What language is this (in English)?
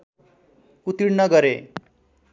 Nepali